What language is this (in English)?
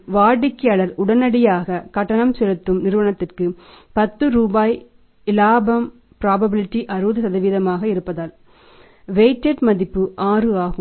Tamil